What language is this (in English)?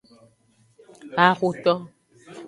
Aja (Benin)